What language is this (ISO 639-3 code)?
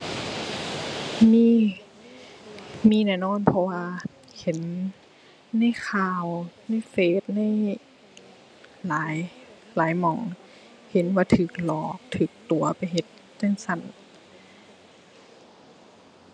tha